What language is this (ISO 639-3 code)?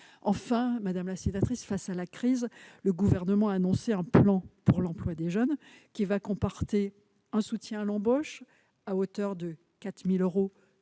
fra